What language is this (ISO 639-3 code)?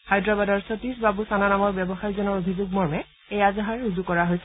asm